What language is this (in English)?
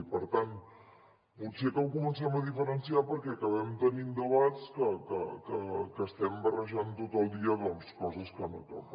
Catalan